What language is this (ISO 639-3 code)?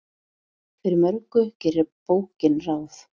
isl